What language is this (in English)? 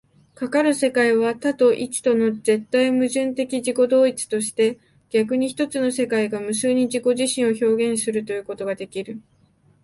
Japanese